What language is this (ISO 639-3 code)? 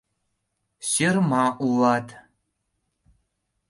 chm